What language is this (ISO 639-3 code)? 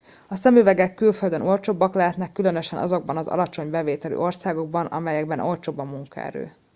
hun